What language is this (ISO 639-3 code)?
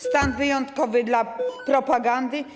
pol